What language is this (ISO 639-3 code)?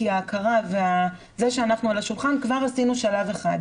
heb